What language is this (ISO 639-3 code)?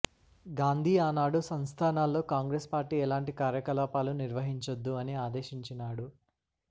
tel